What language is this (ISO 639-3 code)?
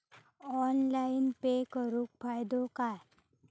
mar